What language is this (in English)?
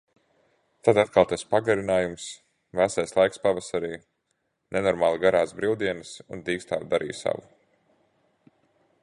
Latvian